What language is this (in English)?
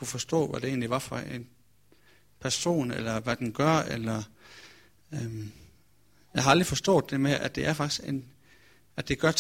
Danish